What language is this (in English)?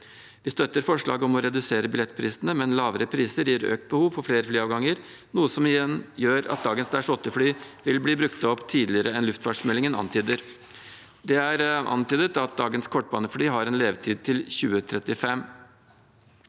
Norwegian